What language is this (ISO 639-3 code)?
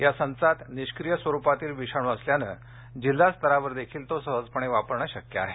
mar